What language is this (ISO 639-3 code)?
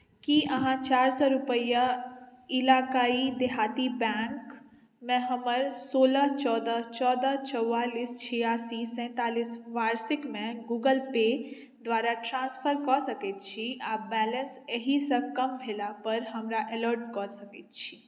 mai